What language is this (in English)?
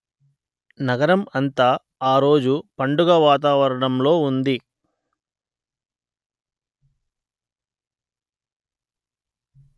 Telugu